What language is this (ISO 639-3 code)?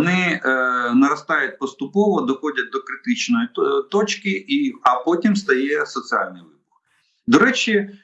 ukr